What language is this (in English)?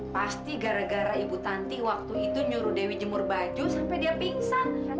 Indonesian